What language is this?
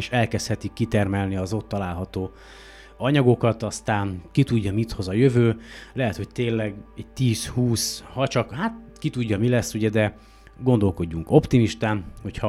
Hungarian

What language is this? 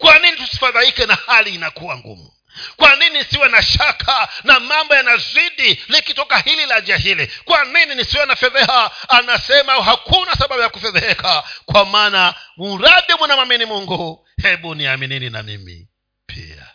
Swahili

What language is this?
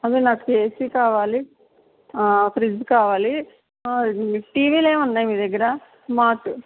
Telugu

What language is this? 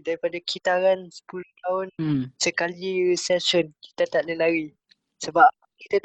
Malay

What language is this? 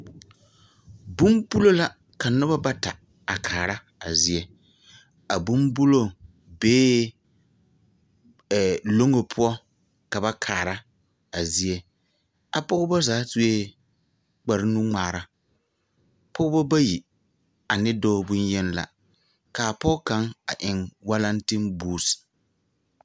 Southern Dagaare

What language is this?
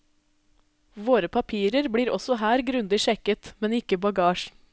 Norwegian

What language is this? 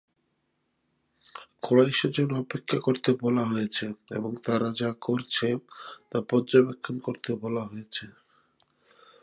Bangla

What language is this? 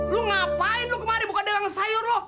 Indonesian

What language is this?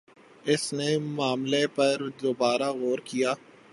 Urdu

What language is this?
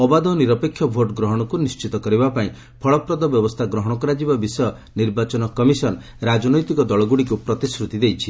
Odia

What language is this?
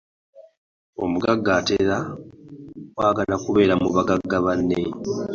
Ganda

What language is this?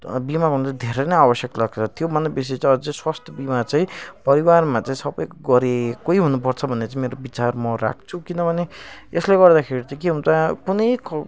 Nepali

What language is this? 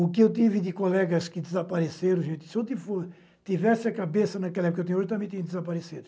Portuguese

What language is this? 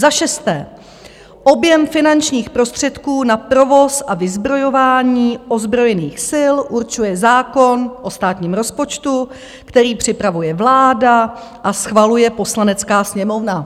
Czech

